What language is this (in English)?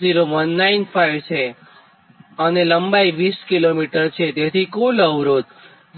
Gujarati